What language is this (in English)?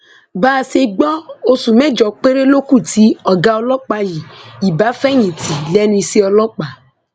Yoruba